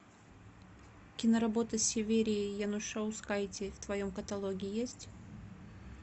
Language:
Russian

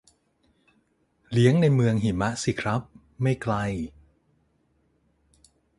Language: Thai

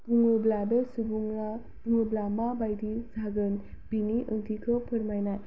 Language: Bodo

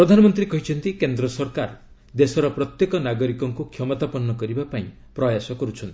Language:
Odia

